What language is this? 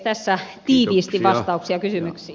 Finnish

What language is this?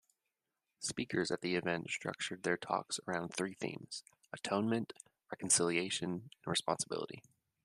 English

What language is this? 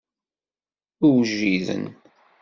Kabyle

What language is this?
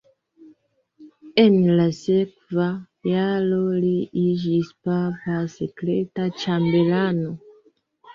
Esperanto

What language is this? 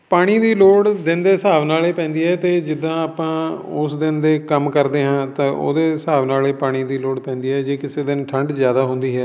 Punjabi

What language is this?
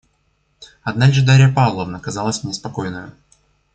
Russian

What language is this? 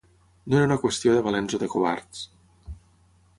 Catalan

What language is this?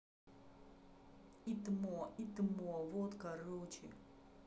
Russian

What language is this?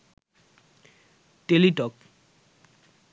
Bangla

